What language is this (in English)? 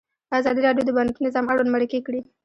Pashto